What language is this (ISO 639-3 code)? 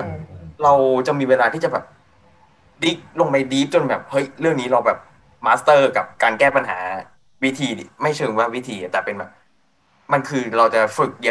tha